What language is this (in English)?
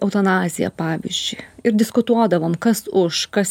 Lithuanian